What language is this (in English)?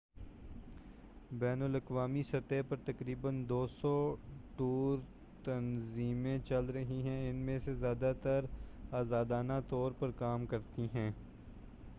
Urdu